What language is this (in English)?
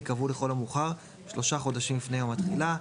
Hebrew